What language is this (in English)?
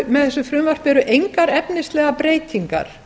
Icelandic